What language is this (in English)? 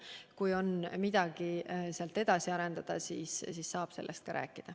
Estonian